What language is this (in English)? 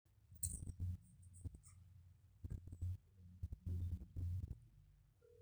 Masai